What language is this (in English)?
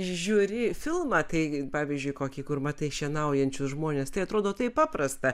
Lithuanian